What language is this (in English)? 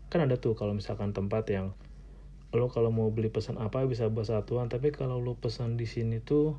Indonesian